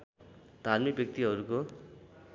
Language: Nepali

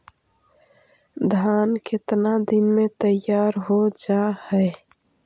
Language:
Magahi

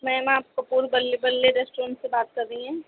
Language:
Urdu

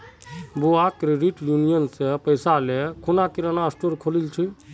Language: Magahi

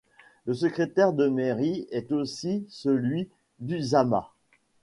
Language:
French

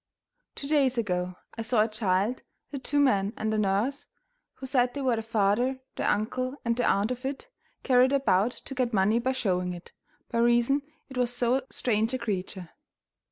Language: English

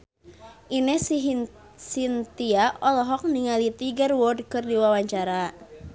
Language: Sundanese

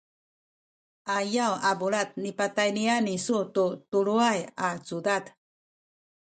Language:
Sakizaya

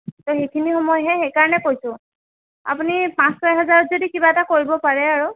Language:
Assamese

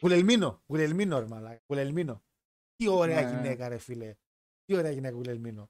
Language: Greek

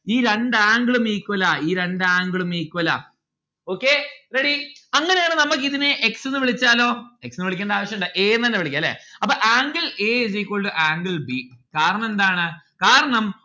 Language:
Malayalam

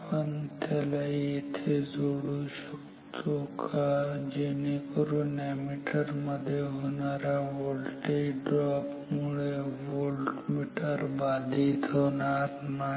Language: Marathi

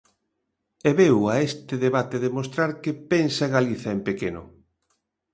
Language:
Galician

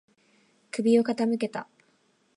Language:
Japanese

